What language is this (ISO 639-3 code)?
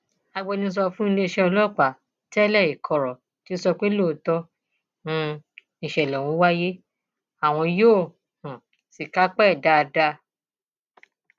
yor